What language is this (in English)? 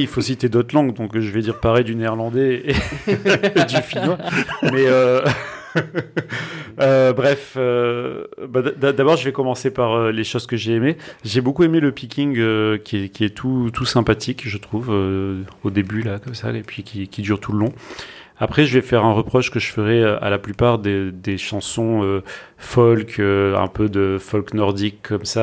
French